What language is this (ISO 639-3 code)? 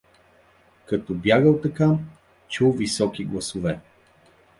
bul